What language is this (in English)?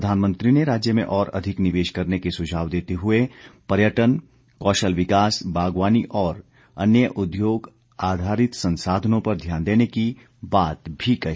Hindi